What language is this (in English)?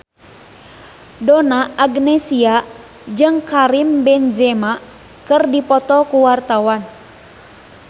Sundanese